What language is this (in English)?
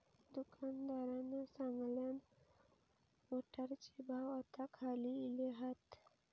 Marathi